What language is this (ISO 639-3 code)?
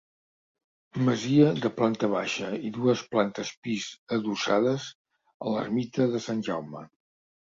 cat